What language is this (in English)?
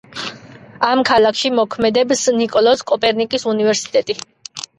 Georgian